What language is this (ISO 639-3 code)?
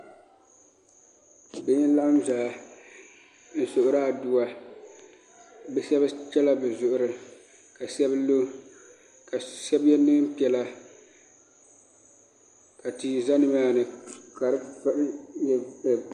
dag